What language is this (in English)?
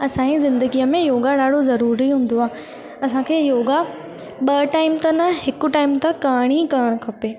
Sindhi